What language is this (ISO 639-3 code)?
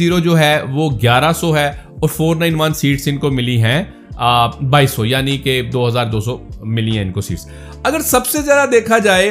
urd